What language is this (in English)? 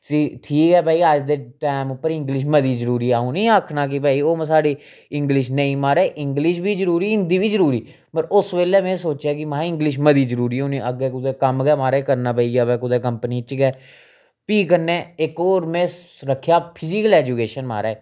Dogri